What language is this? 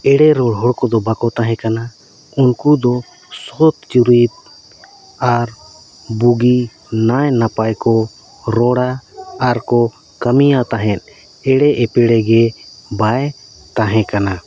Santali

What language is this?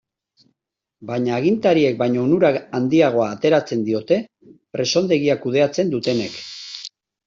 Basque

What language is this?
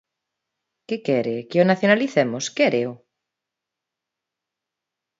Galician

